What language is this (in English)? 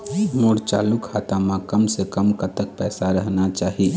Chhattisgarhi